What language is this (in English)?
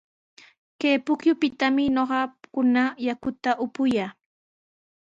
Sihuas Ancash Quechua